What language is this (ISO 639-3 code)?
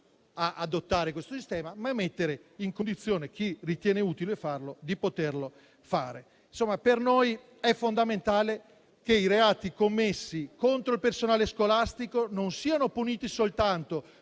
ita